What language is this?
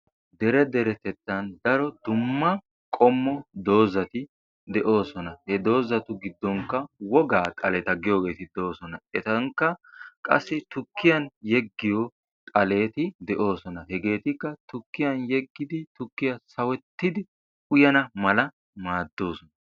Wolaytta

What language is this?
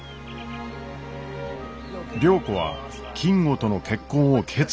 Japanese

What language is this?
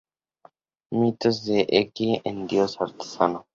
Spanish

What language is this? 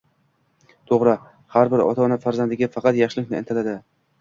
Uzbek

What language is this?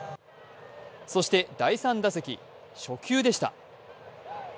Japanese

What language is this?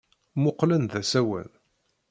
Kabyle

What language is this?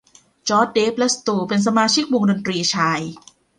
Thai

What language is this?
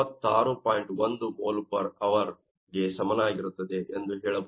Kannada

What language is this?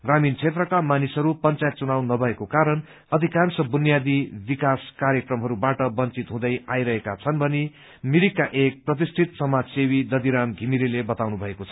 Nepali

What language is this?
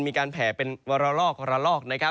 Thai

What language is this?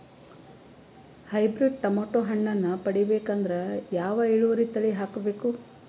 Kannada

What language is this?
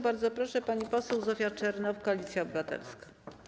Polish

